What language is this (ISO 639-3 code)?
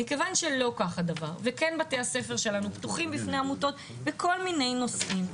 heb